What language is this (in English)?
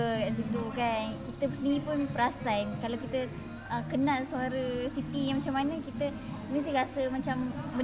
Malay